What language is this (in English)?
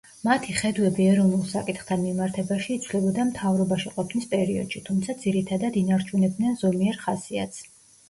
Georgian